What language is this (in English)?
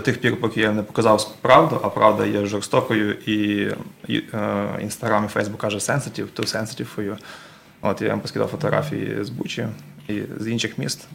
Ukrainian